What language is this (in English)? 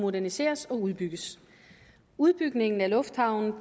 Danish